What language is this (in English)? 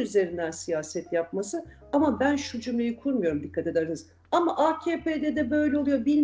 Turkish